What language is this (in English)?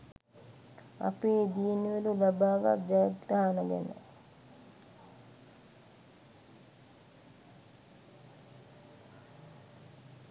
Sinhala